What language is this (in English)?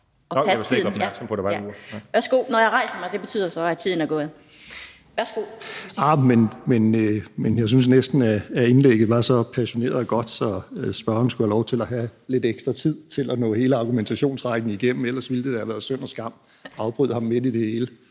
Danish